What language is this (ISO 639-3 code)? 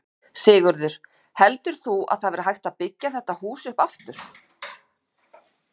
isl